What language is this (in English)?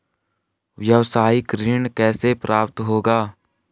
Hindi